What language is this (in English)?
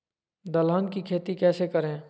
Magahi